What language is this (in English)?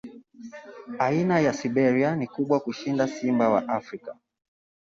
Swahili